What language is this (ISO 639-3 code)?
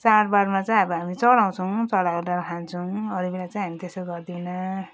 nep